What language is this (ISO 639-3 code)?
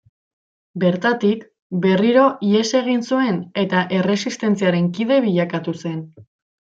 eus